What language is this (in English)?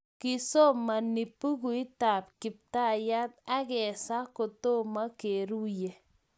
Kalenjin